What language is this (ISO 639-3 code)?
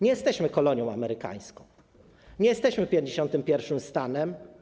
pol